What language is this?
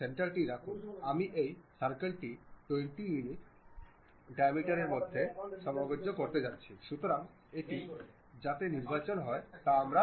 Bangla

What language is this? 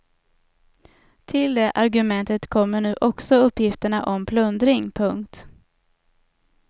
Swedish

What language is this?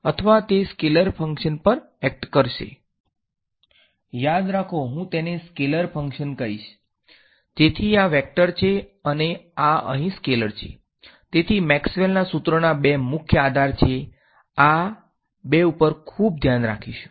Gujarati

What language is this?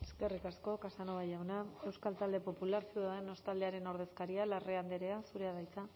Basque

